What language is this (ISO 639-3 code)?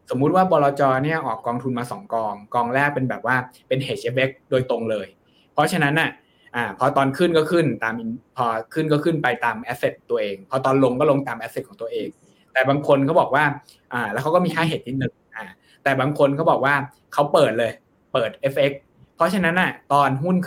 tha